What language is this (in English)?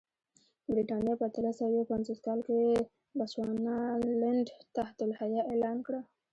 Pashto